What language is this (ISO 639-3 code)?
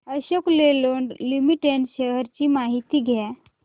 mar